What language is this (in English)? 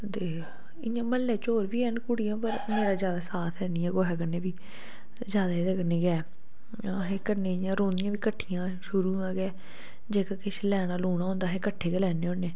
Dogri